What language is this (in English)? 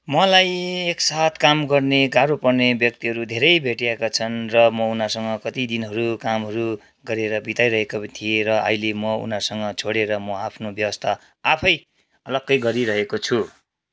Nepali